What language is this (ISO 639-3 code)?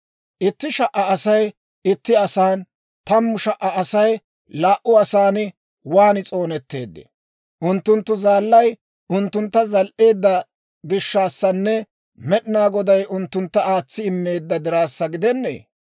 dwr